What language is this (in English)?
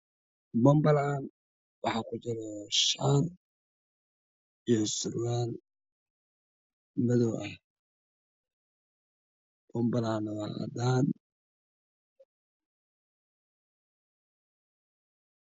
Somali